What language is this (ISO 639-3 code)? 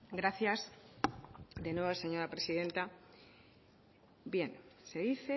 spa